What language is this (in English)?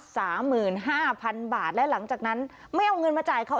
Thai